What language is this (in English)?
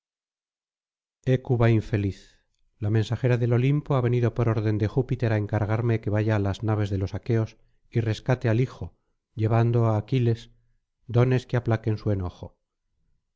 Spanish